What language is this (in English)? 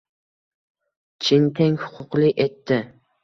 Uzbek